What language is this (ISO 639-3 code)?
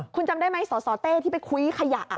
tha